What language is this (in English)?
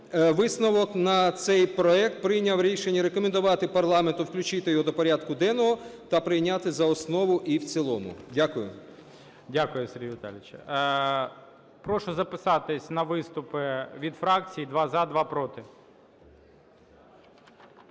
Ukrainian